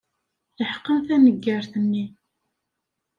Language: Kabyle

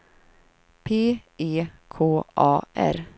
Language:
Swedish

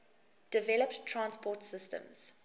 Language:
English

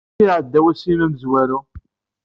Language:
Kabyle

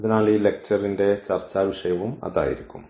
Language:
Malayalam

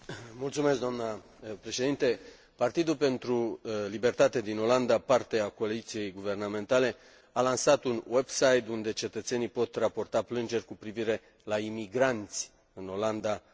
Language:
Romanian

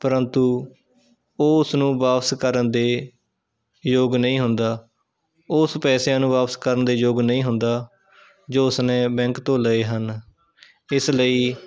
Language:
Punjabi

